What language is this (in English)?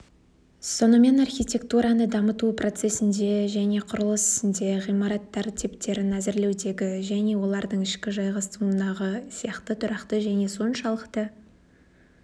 Kazakh